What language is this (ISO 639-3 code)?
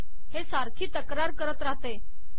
mar